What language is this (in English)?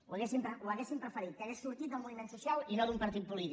Catalan